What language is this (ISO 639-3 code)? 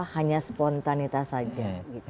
ind